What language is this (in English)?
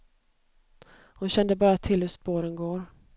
Swedish